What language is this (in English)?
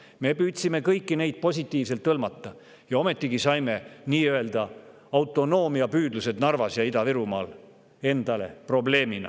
Estonian